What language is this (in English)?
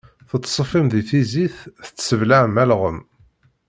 Kabyle